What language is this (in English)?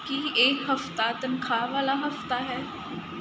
Punjabi